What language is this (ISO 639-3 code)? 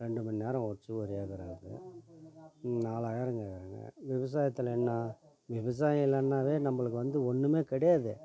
tam